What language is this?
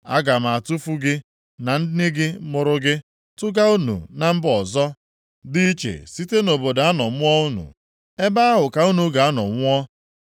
Igbo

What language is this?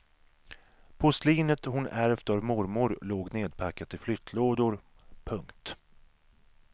Swedish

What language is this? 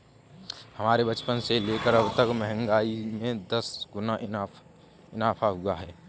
Hindi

